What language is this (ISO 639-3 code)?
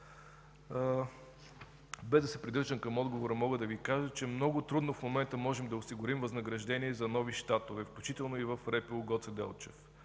bul